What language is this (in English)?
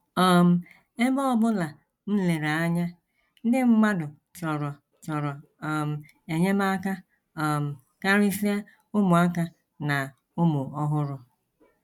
Igbo